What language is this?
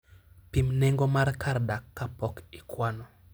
Luo (Kenya and Tanzania)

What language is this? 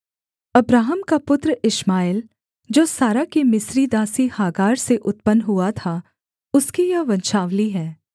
Hindi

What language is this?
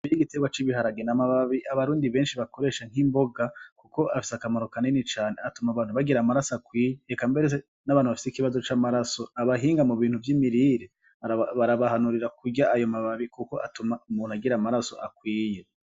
Rundi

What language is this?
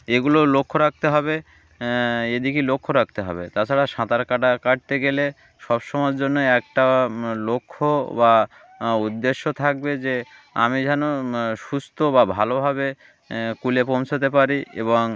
Bangla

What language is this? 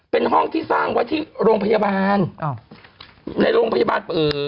Thai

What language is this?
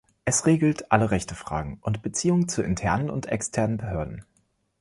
German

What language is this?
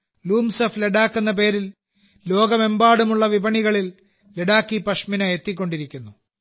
Malayalam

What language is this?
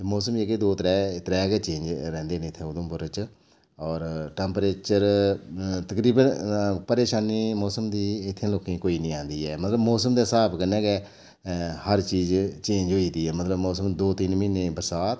Dogri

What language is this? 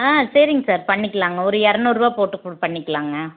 Tamil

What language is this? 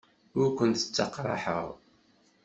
Kabyle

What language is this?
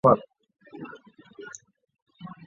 Chinese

